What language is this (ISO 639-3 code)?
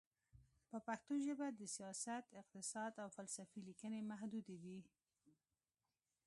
pus